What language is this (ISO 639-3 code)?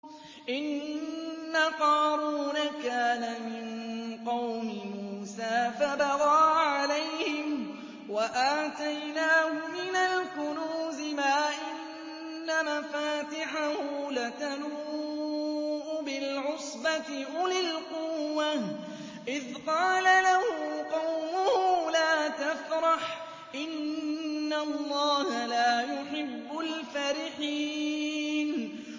ara